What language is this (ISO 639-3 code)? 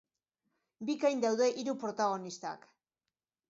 eus